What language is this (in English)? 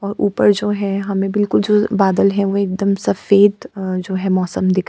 Hindi